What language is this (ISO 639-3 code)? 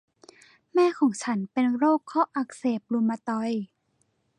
tha